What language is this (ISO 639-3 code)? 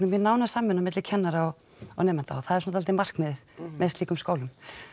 isl